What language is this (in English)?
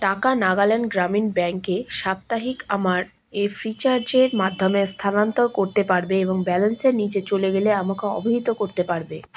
Bangla